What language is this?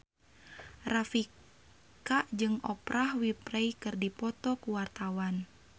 Sundanese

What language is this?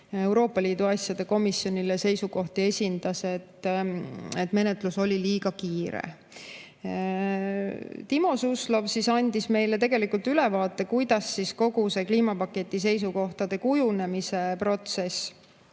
Estonian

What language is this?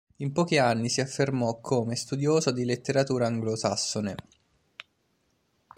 Italian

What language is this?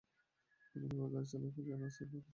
Bangla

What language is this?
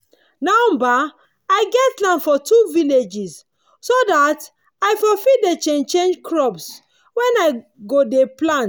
Nigerian Pidgin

